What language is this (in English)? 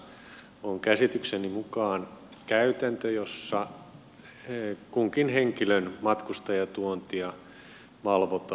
Finnish